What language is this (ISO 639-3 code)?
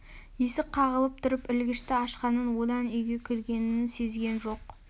kaz